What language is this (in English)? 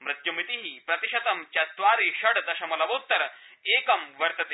Sanskrit